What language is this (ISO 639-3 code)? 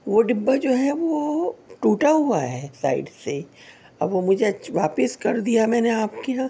urd